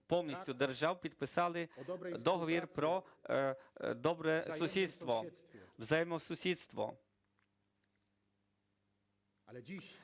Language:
Ukrainian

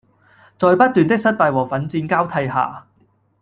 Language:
Cantonese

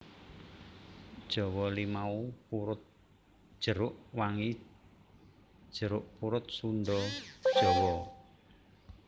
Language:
Javanese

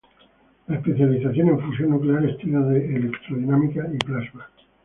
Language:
Spanish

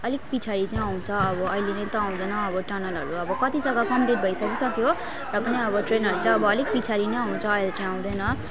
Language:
Nepali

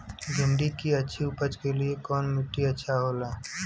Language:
Bhojpuri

